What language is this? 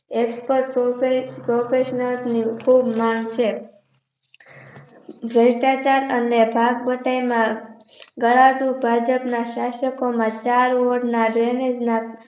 Gujarati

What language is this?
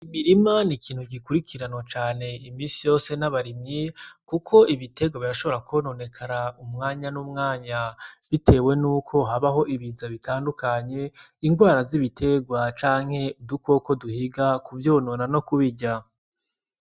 Rundi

